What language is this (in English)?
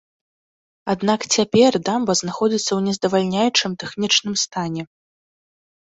Belarusian